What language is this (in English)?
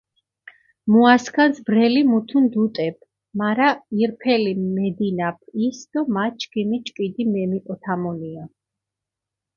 Mingrelian